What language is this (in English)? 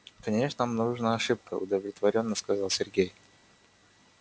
Russian